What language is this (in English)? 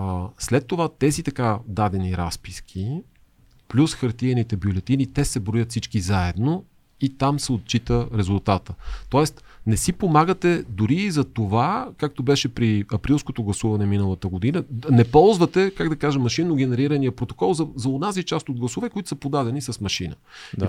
Bulgarian